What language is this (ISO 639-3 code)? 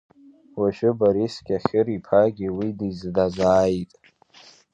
abk